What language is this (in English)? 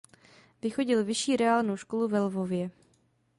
Czech